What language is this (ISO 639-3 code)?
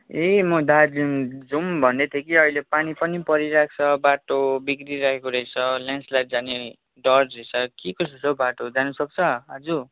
nep